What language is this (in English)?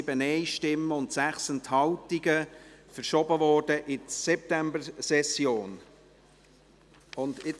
Swiss German